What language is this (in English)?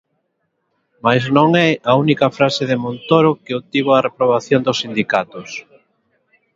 Galician